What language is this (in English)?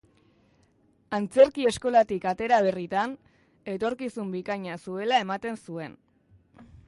Basque